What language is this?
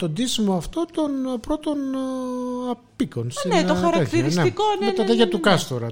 Greek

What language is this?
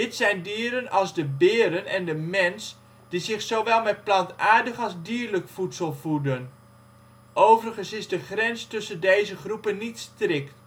Dutch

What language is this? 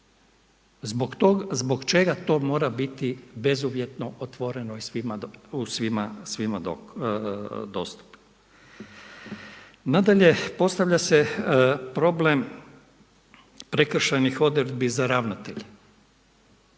Croatian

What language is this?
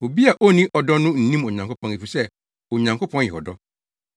Akan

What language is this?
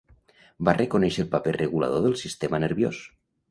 Catalan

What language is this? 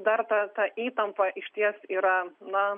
Lithuanian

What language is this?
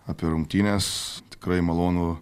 Lithuanian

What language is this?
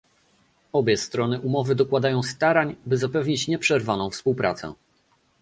Polish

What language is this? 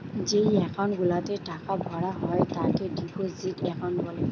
Bangla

